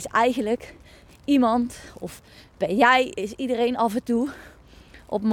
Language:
Dutch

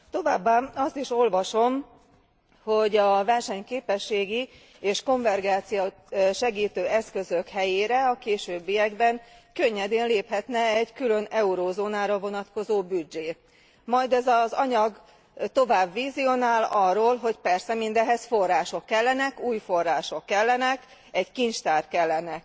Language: Hungarian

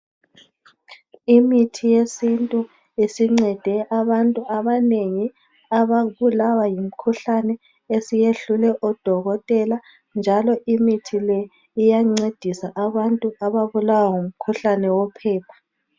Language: North Ndebele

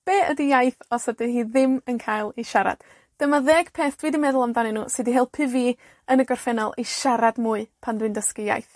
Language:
Welsh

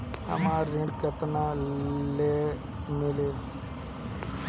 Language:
Bhojpuri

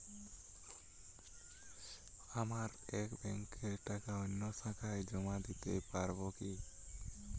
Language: Bangla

